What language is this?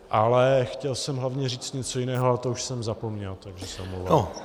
Czech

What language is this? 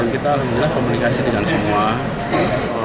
Indonesian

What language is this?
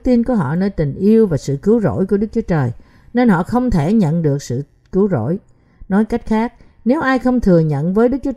Vietnamese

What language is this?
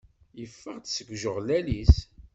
Kabyle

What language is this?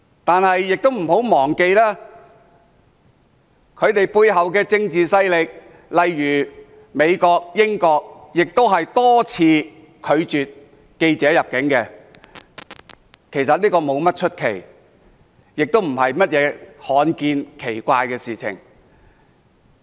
Cantonese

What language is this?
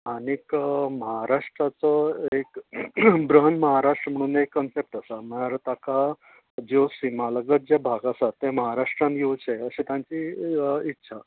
Konkani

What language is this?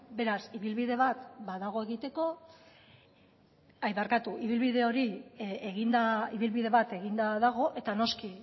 Basque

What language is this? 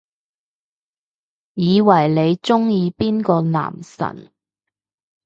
Cantonese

